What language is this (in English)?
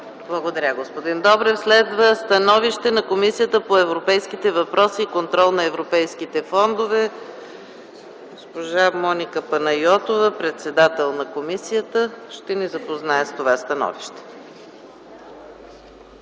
Bulgarian